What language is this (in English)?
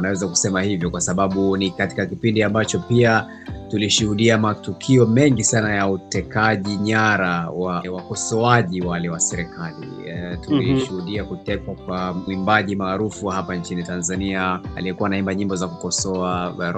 Swahili